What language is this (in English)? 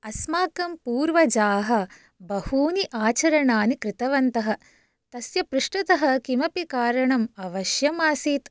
Sanskrit